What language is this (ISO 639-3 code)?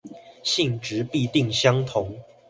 zho